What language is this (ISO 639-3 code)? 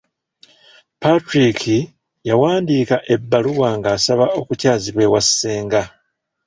lug